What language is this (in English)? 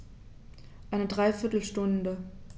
German